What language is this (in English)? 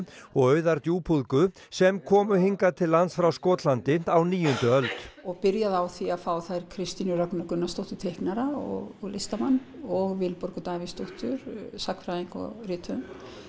Icelandic